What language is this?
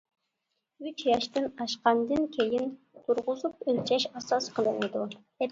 Uyghur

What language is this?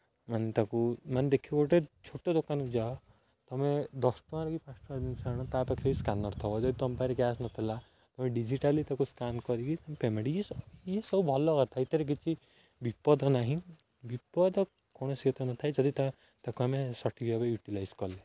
Odia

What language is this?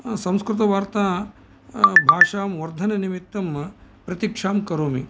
Sanskrit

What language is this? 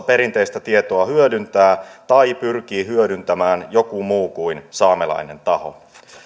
Finnish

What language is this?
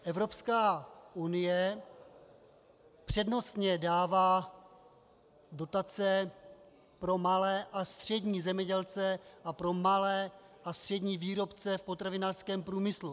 Czech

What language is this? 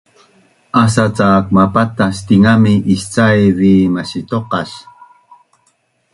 Bunun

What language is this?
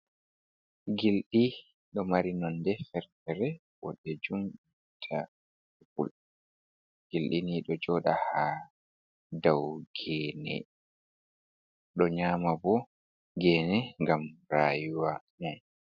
Fula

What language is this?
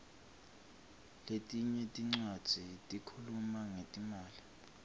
Swati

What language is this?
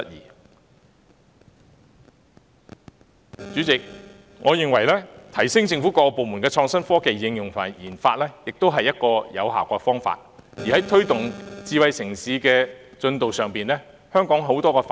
Cantonese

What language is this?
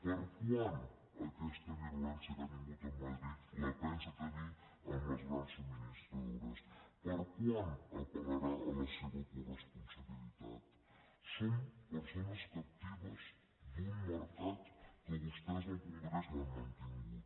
Catalan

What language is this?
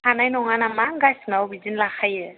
Bodo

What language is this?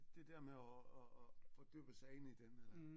Danish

